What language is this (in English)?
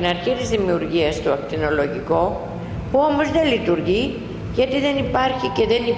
Greek